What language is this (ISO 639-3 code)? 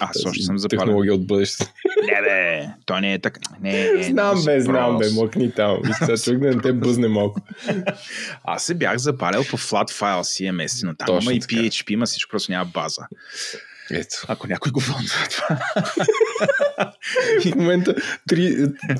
bul